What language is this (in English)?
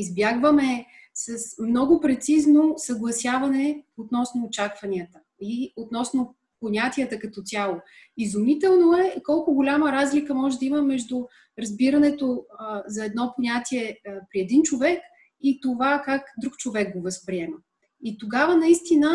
Bulgarian